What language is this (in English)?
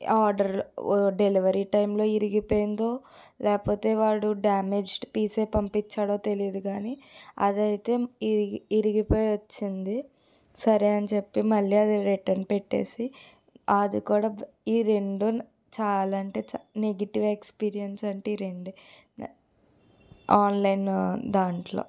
Telugu